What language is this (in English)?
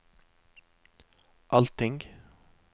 Norwegian